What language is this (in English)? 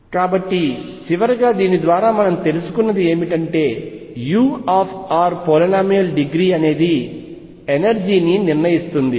Telugu